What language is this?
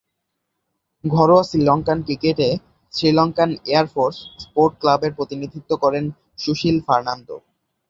Bangla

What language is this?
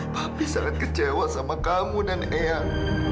Indonesian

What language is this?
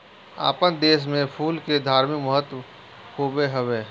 Bhojpuri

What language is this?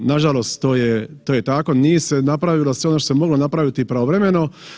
Croatian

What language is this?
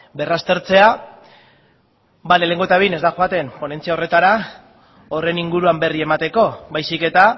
Basque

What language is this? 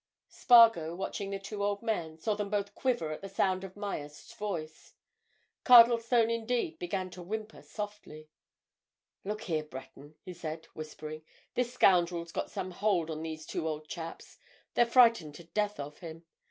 English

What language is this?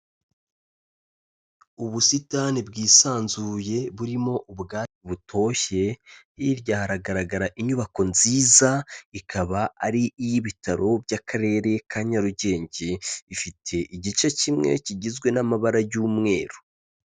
Kinyarwanda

